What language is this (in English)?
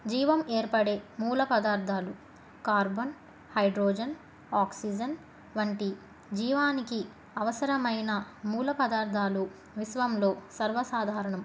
Telugu